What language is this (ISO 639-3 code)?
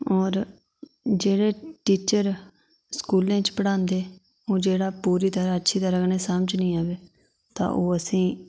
doi